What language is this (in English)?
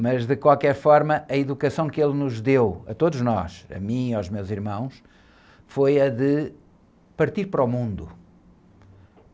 Portuguese